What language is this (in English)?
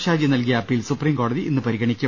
Malayalam